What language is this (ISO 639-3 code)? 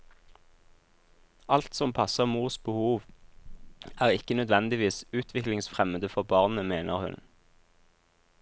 nor